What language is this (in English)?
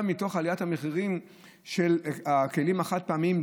Hebrew